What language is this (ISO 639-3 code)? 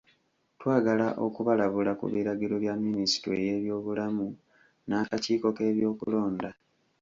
lug